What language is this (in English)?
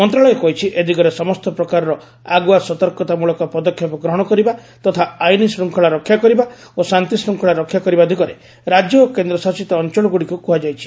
Odia